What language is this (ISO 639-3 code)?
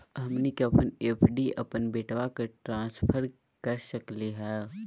mag